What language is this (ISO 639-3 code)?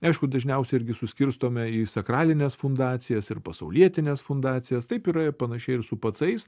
lit